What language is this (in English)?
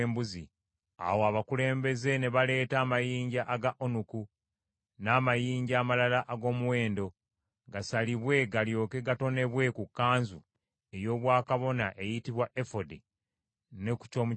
Ganda